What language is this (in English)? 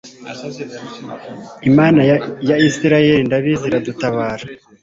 Kinyarwanda